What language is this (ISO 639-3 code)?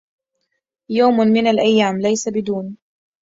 ara